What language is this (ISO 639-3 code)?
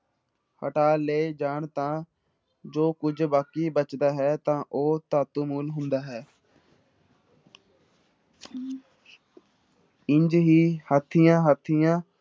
pan